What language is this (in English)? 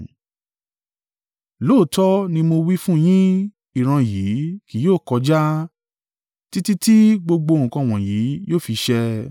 Yoruba